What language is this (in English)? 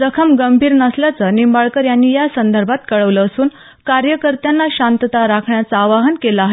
Marathi